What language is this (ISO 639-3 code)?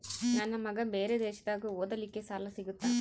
kan